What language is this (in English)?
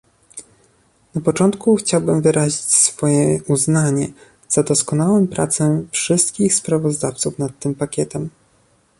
Polish